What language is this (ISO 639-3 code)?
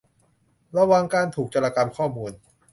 tha